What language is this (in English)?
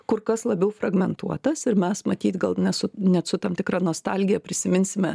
Lithuanian